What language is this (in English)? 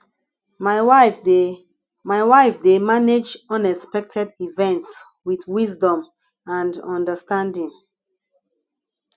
Nigerian Pidgin